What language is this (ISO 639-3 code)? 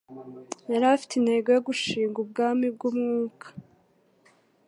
kin